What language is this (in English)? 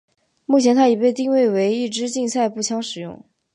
Chinese